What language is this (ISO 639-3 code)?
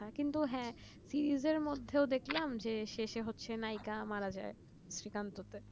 ben